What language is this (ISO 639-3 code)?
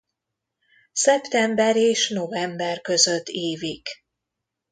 hun